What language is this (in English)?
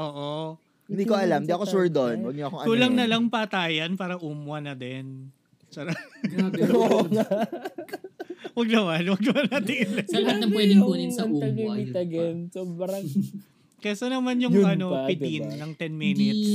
Filipino